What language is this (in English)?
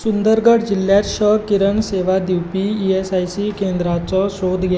Konkani